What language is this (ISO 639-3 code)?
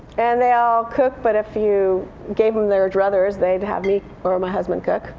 eng